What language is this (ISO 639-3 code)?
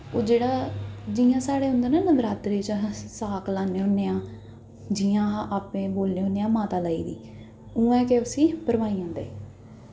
doi